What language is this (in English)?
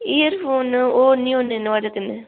Dogri